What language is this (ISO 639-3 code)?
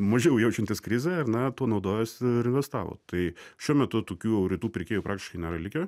lit